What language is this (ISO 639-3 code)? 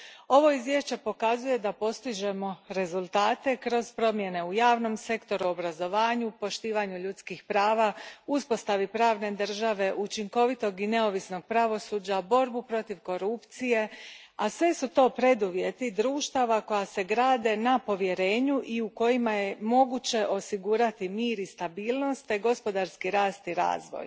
hrv